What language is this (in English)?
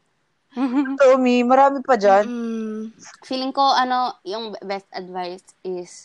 Filipino